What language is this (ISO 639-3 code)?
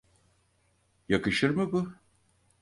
tur